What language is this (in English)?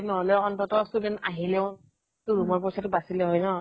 Assamese